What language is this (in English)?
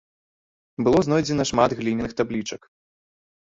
Belarusian